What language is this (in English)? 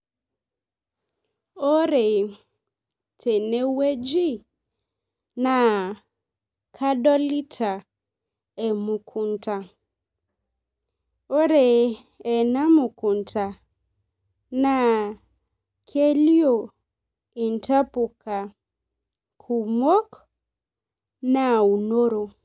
Masai